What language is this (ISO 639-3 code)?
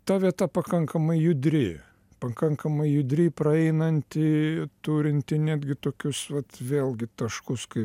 lit